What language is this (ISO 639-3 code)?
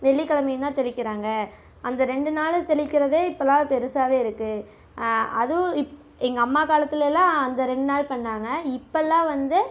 tam